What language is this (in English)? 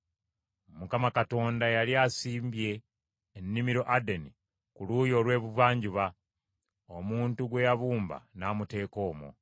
Ganda